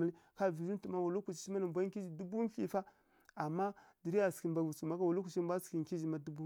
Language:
Kirya-Konzəl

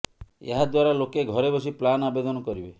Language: Odia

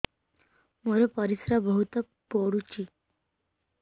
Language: Odia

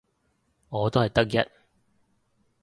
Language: Cantonese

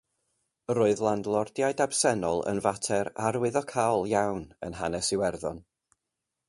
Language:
Welsh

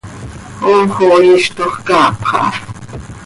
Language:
Seri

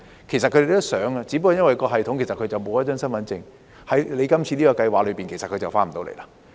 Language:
Cantonese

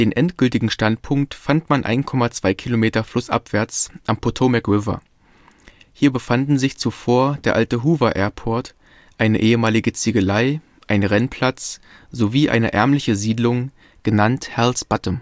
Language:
German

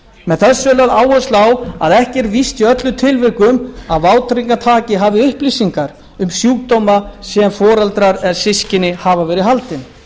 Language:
Icelandic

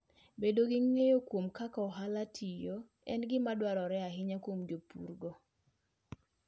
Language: Luo (Kenya and Tanzania)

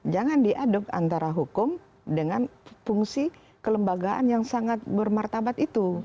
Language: Indonesian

